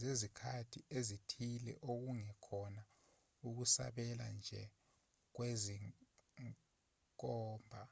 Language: Zulu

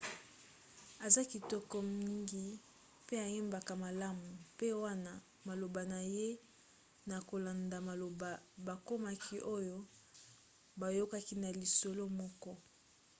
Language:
Lingala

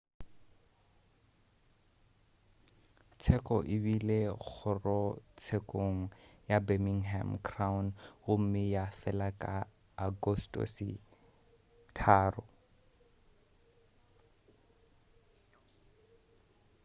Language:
Northern Sotho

